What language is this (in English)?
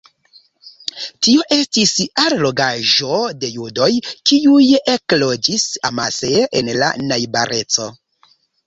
Esperanto